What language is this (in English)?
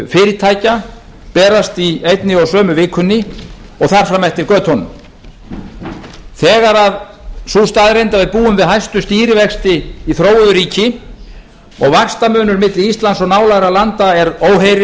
Icelandic